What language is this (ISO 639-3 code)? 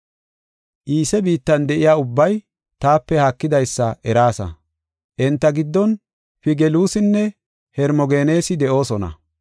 gof